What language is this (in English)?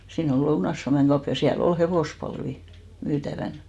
Finnish